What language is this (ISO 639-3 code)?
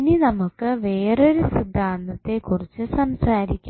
mal